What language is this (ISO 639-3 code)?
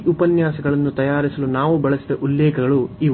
kan